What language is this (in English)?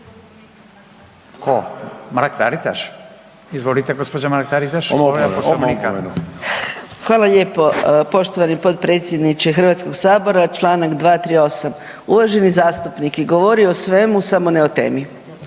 Croatian